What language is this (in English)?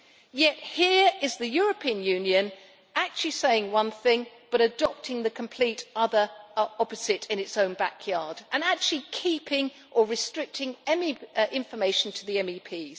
English